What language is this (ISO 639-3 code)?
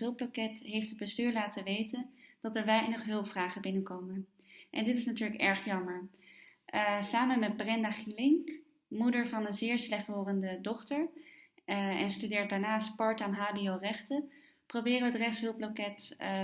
nld